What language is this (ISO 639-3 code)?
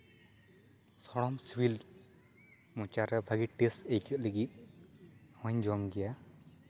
sat